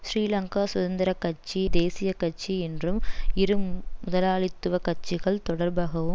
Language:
Tamil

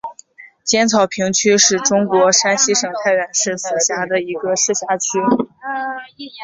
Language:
Chinese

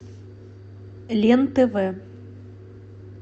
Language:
Russian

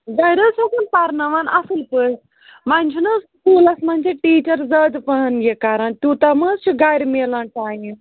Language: Kashmiri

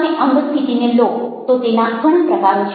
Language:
Gujarati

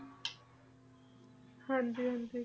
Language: Punjabi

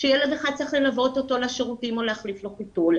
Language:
Hebrew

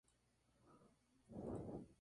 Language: Spanish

